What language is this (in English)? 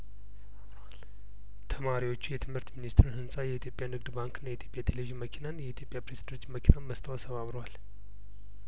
Amharic